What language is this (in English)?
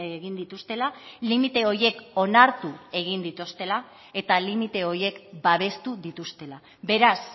Basque